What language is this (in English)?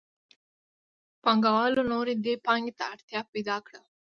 Pashto